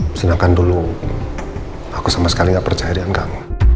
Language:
Indonesian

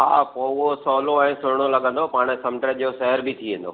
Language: Sindhi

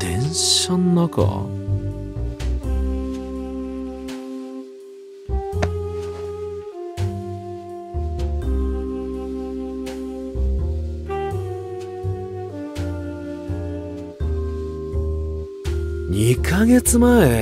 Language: Japanese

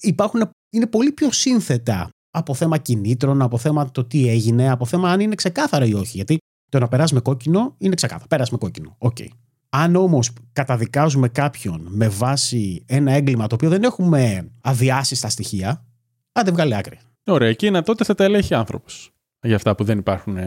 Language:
Greek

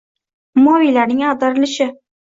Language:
Uzbek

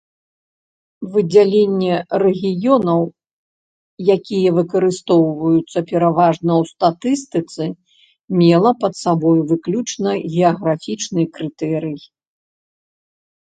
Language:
Belarusian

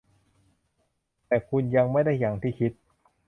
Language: Thai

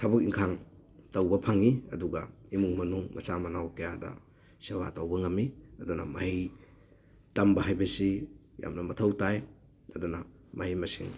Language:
Manipuri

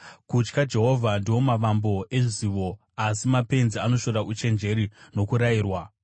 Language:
Shona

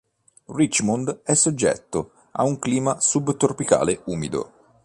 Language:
Italian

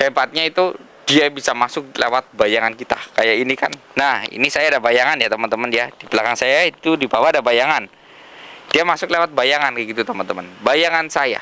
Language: Indonesian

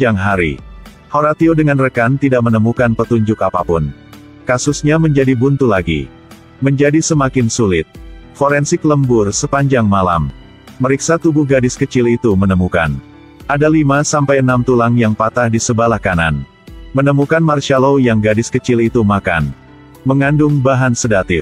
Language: Indonesian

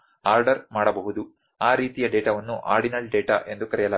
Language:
Kannada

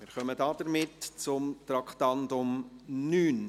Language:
Swiss German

